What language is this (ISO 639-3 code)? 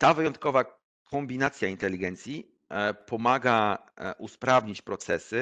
pol